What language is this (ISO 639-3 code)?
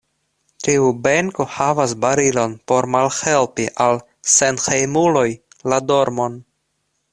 epo